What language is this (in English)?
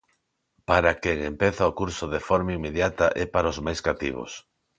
Galician